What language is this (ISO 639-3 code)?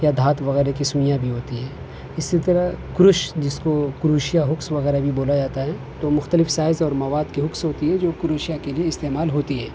urd